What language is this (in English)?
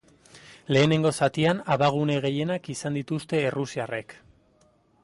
Basque